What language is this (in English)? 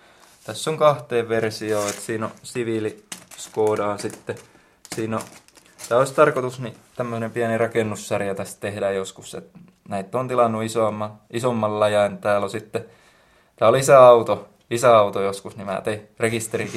Finnish